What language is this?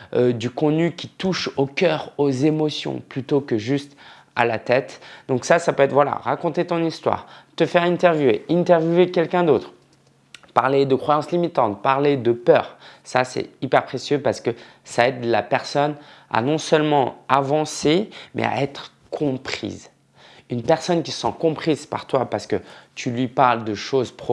French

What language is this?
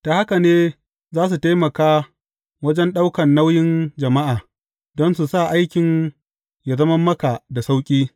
Hausa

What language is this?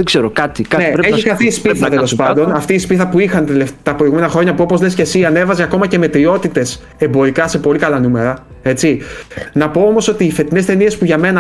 Greek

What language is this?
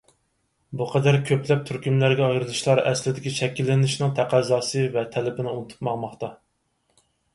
Uyghur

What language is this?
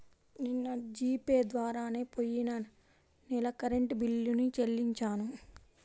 Telugu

